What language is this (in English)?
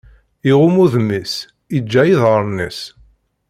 Kabyle